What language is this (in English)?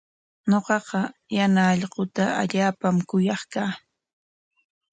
Corongo Ancash Quechua